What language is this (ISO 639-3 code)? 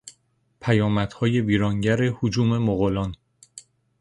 fas